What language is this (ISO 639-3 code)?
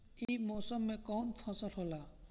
bho